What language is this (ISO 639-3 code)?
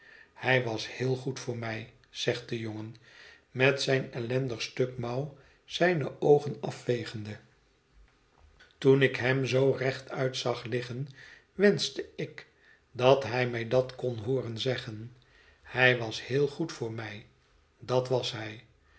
nld